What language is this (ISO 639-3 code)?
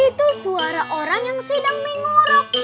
ind